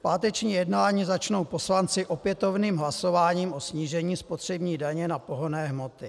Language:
Czech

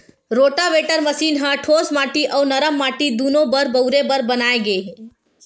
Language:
Chhattisgarhi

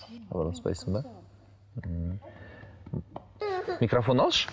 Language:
Kazakh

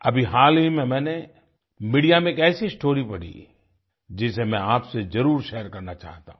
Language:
Hindi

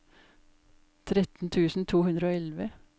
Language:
Norwegian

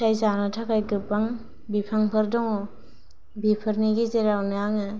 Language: Bodo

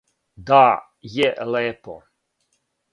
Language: Serbian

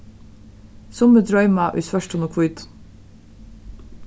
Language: Faroese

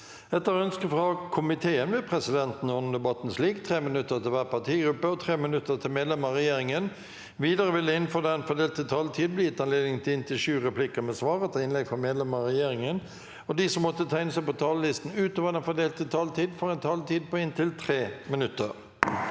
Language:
Norwegian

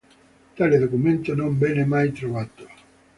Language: Italian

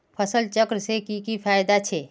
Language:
Magahi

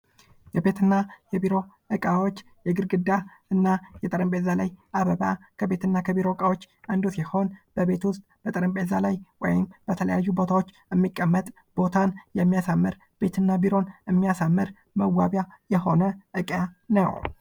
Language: Amharic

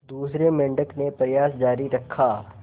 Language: Hindi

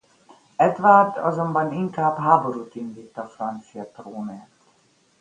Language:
Hungarian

